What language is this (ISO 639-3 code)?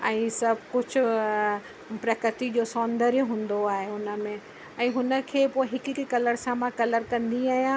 snd